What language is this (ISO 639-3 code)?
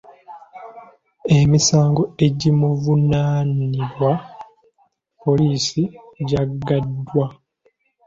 lug